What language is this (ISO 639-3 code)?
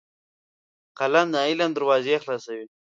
pus